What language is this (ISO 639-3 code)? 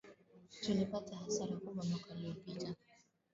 swa